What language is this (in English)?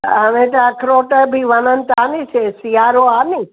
Sindhi